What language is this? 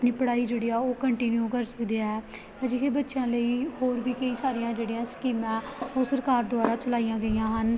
Punjabi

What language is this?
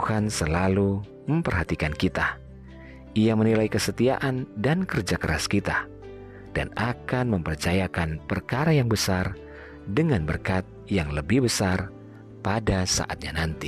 Indonesian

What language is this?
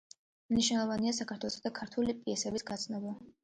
Georgian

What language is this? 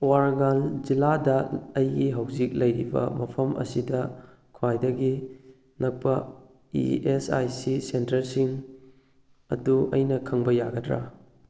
Manipuri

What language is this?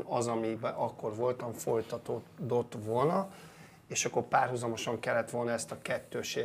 Hungarian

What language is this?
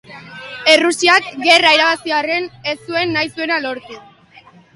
Basque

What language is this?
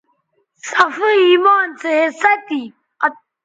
Bateri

